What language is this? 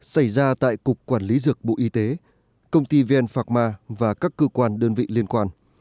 Vietnamese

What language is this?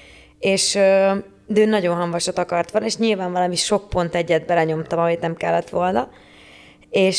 Hungarian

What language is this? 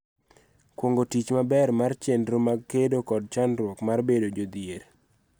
Luo (Kenya and Tanzania)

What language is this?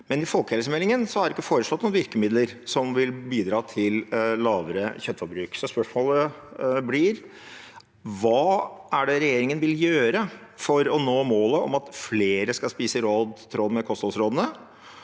Norwegian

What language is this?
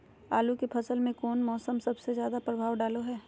Magahi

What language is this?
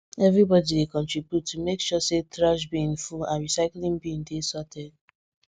Nigerian Pidgin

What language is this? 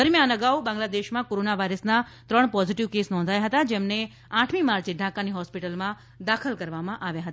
Gujarati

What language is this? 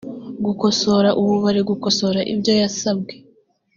Kinyarwanda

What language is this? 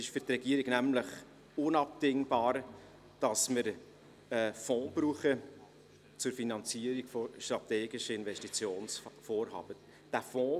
Swiss German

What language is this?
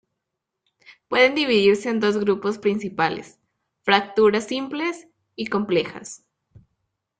Spanish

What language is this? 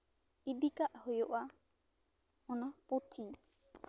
Santali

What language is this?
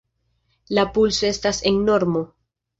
Esperanto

